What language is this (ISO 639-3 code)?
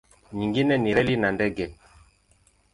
swa